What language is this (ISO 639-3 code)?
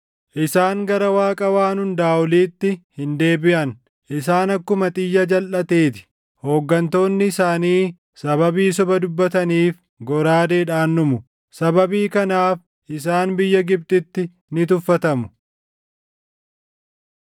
orm